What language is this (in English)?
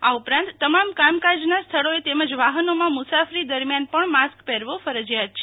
Gujarati